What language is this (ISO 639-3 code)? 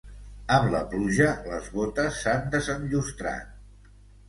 cat